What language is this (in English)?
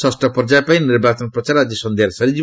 Odia